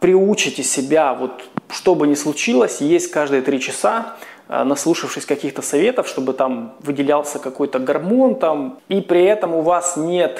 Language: Russian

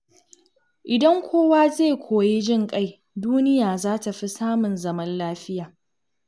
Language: Hausa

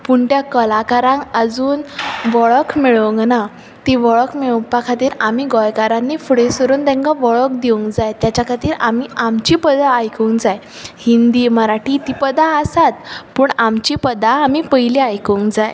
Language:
Konkani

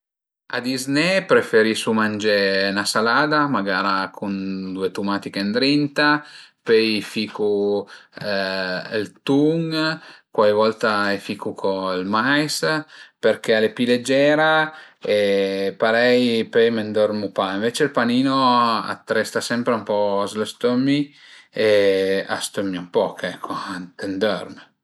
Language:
Piedmontese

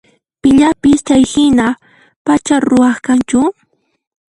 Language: Puno Quechua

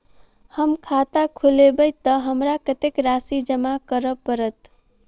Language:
Maithili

